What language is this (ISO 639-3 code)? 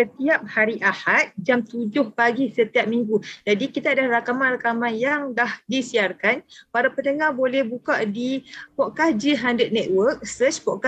msa